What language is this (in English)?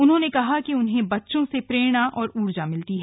Hindi